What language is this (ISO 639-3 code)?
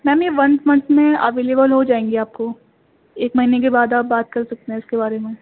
urd